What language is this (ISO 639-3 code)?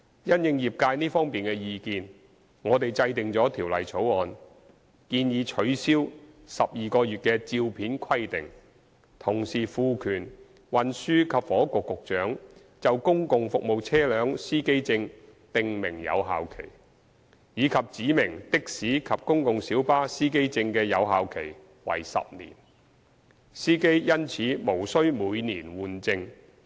yue